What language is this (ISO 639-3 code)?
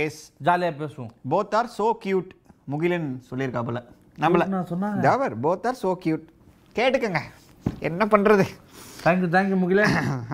tam